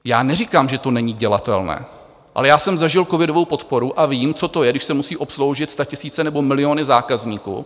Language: Czech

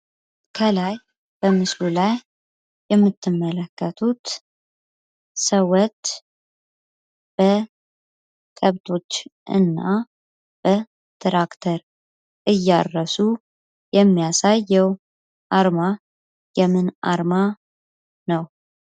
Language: Amharic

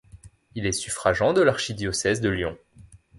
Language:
French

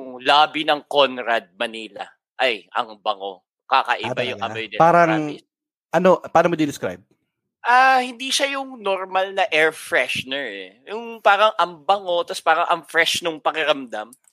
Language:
Filipino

